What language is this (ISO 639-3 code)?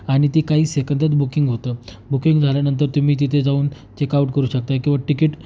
mar